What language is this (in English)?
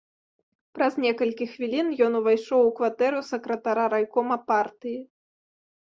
Belarusian